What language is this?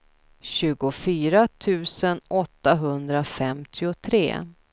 Swedish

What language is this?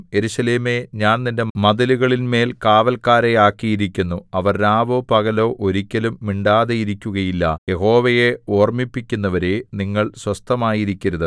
Malayalam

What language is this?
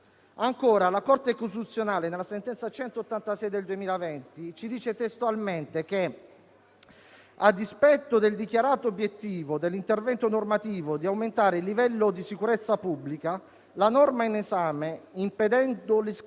Italian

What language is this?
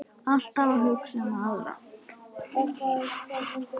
Icelandic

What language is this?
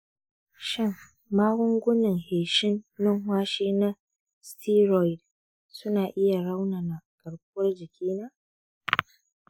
Hausa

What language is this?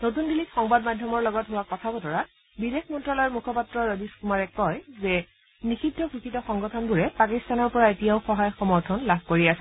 Assamese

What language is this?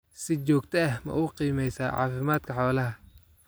Somali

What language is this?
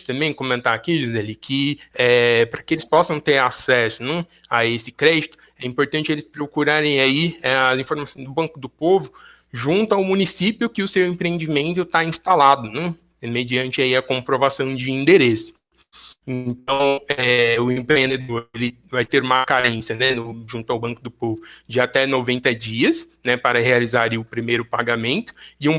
Portuguese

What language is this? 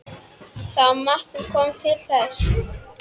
Icelandic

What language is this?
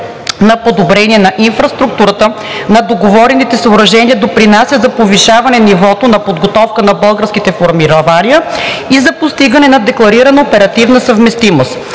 Bulgarian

